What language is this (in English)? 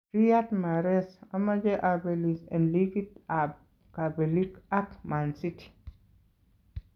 Kalenjin